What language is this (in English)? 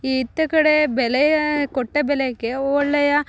Kannada